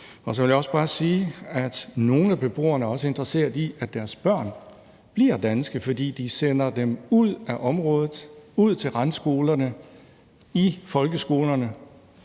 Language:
Danish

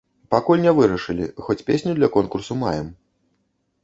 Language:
Belarusian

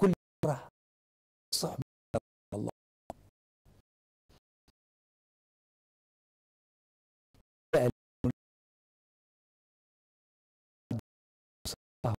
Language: Arabic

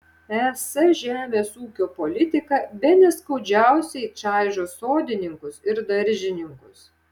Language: Lithuanian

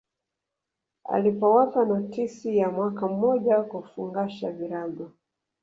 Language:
Swahili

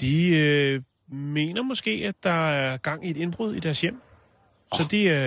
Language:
Danish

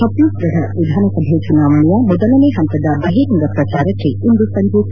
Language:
Kannada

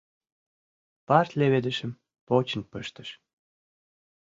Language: Mari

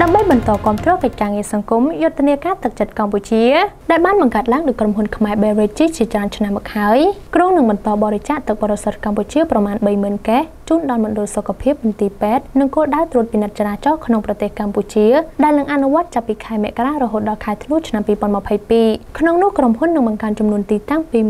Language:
Thai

